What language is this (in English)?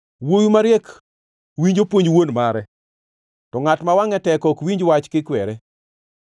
Luo (Kenya and Tanzania)